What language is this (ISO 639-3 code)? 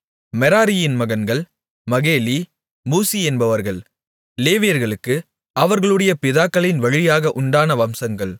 tam